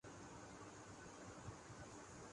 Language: Urdu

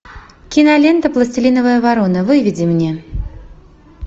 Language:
Russian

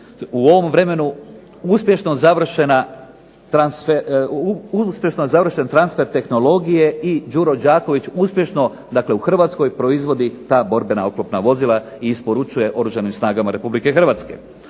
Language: Croatian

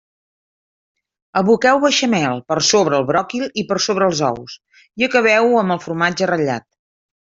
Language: Catalan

